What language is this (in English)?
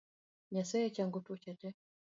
Luo (Kenya and Tanzania)